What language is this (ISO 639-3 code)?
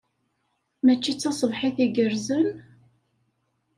kab